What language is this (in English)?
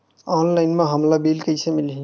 Chhattisgarhi